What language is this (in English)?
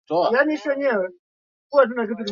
Swahili